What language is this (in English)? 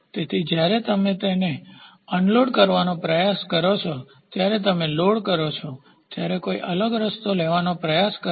Gujarati